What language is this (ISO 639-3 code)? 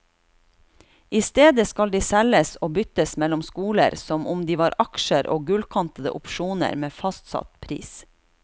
nor